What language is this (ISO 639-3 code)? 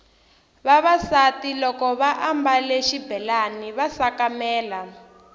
tso